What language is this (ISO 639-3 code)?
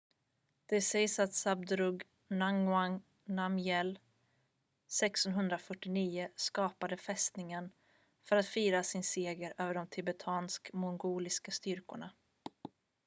swe